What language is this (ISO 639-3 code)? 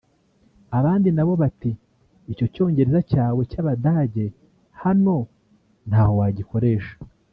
kin